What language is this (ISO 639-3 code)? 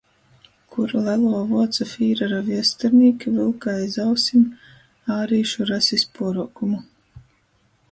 ltg